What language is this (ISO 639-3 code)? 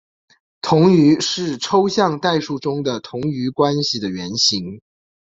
zho